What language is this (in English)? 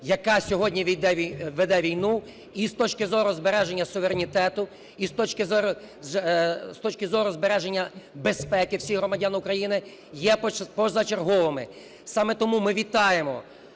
Ukrainian